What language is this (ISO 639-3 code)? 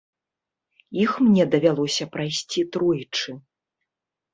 bel